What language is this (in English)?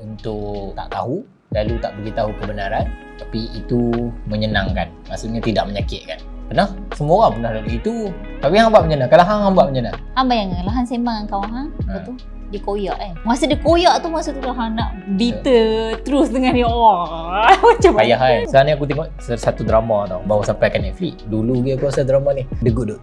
Malay